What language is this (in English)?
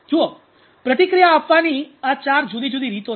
Gujarati